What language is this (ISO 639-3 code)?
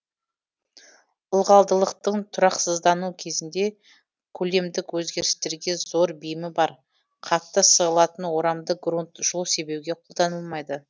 kaz